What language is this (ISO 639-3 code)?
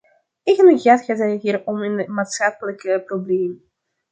nld